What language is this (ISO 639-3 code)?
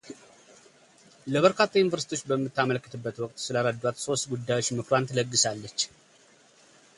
amh